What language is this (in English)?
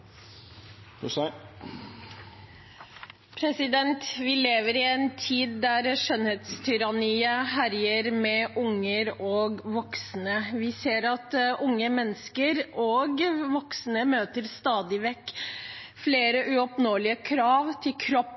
Norwegian